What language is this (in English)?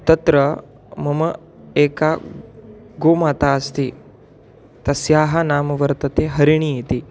Sanskrit